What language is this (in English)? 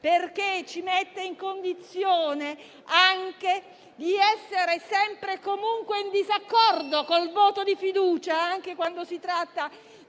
Italian